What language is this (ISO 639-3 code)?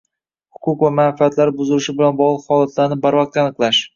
uzb